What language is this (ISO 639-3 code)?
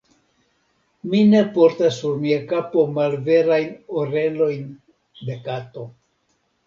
epo